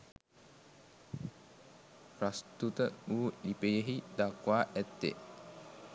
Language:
Sinhala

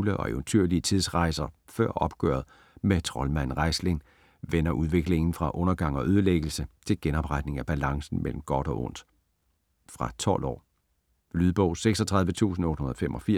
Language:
Danish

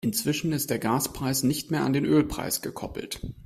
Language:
German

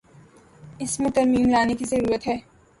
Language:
Urdu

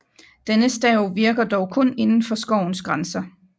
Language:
Danish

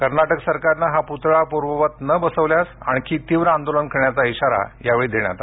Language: Marathi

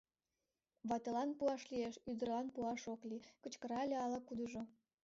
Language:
Mari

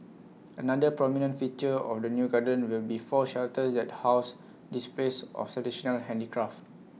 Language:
English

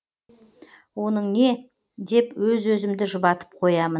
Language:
Kazakh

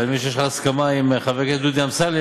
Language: Hebrew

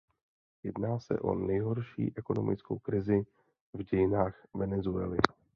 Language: Czech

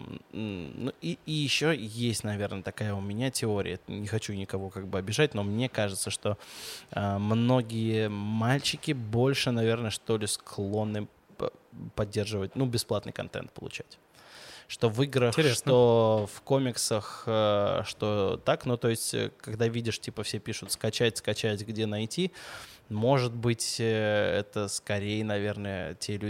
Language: Russian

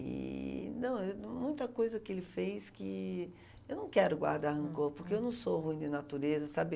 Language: Portuguese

